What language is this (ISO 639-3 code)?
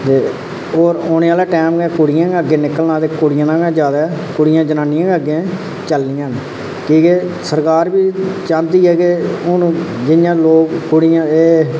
doi